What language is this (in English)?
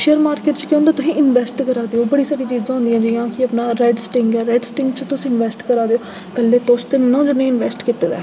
Dogri